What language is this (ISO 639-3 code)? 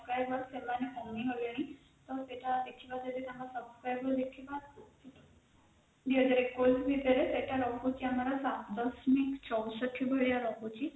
ori